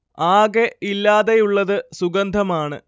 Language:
Malayalam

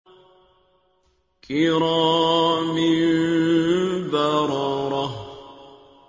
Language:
Arabic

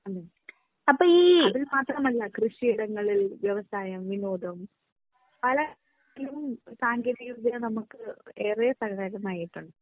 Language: Malayalam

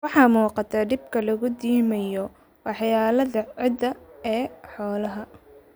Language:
Somali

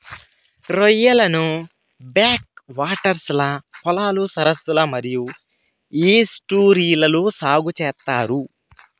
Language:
Telugu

